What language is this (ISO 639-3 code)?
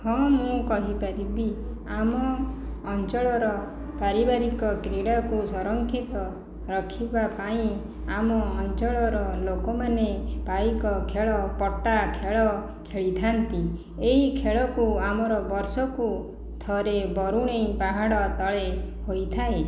ori